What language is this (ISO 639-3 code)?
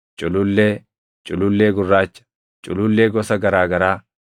orm